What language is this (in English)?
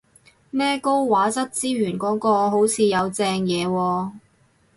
Cantonese